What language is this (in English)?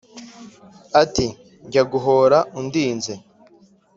Kinyarwanda